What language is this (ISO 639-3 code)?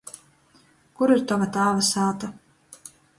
ltg